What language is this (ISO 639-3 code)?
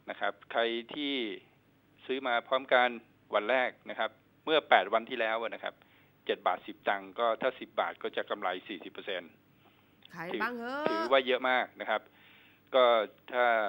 tha